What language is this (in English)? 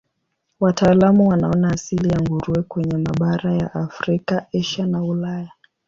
Swahili